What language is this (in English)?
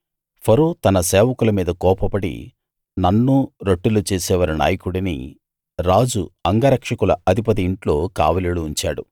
Telugu